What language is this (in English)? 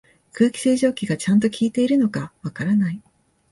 Japanese